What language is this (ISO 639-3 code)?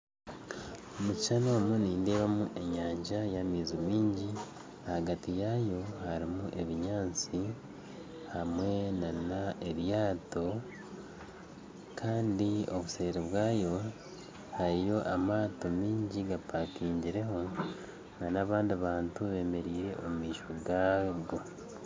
nyn